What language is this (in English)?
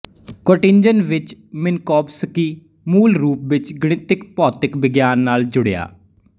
Punjabi